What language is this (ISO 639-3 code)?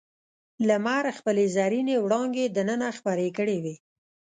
pus